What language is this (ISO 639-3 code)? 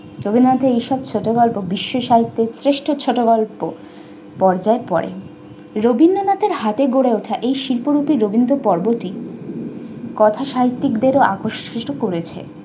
ben